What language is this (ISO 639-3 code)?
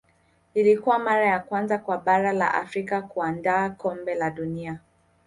swa